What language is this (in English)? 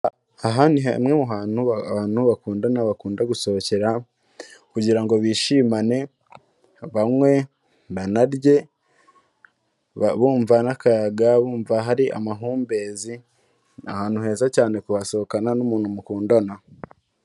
Kinyarwanda